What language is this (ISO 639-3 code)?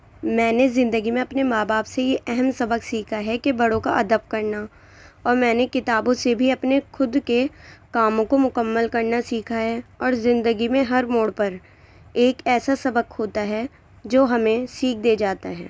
urd